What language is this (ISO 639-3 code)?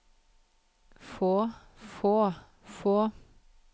nor